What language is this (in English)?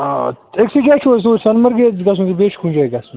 Kashmiri